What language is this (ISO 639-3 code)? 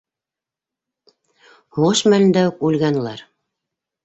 bak